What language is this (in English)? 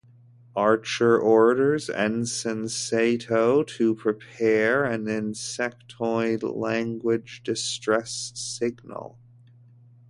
English